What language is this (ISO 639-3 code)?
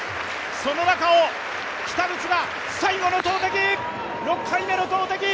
jpn